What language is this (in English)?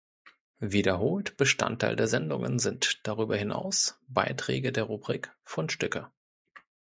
German